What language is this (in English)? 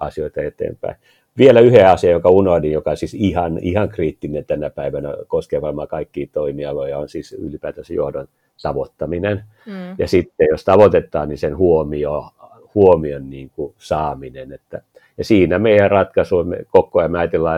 Finnish